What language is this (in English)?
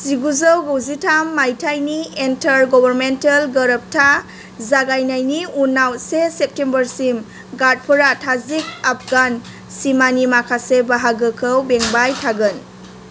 Bodo